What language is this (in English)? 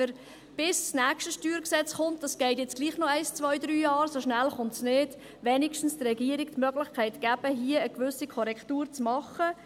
Swiss German